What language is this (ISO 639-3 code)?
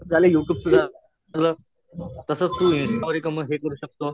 mar